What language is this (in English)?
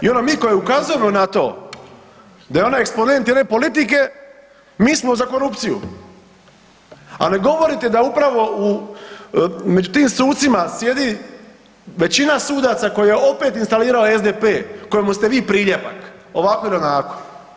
Croatian